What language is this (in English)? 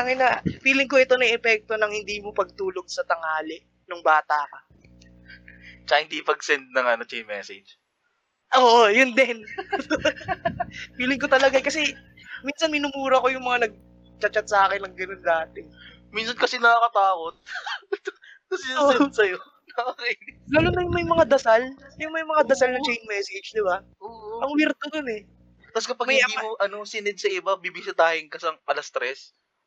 Filipino